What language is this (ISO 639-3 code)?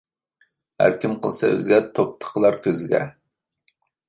uig